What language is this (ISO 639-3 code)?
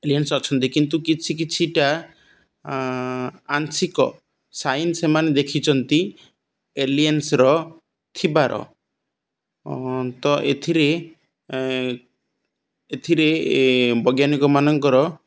ori